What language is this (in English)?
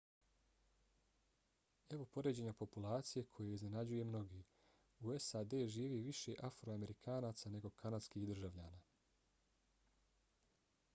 Bosnian